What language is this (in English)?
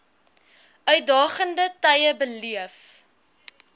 Afrikaans